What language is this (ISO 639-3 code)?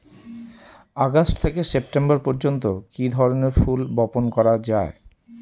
ben